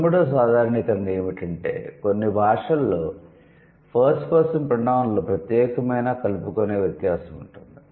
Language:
Telugu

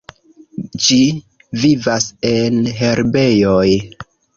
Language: Esperanto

